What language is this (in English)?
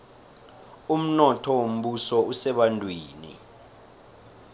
South Ndebele